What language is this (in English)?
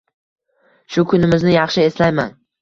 Uzbek